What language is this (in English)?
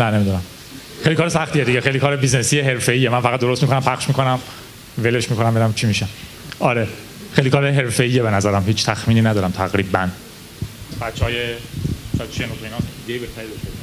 Persian